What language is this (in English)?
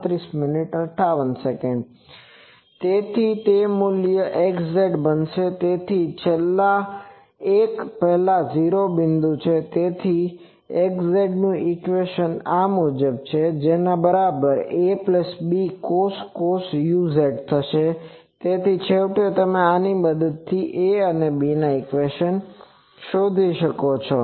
Gujarati